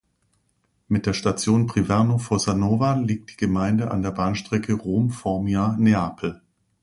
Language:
German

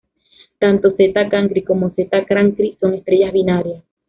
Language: Spanish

